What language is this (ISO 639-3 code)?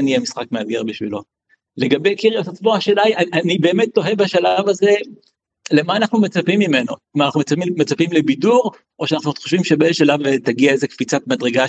heb